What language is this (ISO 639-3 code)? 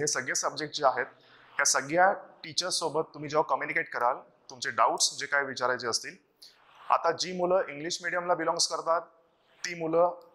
hin